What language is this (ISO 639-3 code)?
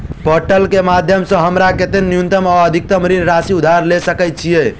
mai